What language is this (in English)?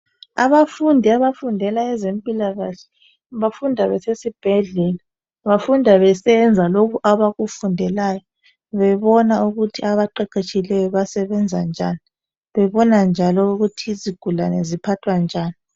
North Ndebele